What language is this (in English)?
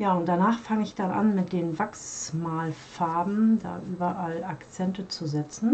German